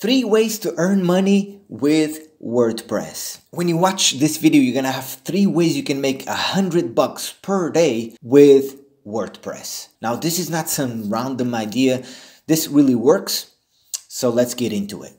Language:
English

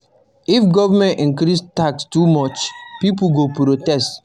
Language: Nigerian Pidgin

